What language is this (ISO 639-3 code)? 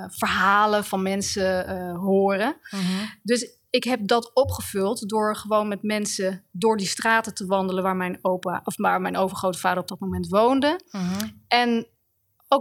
nld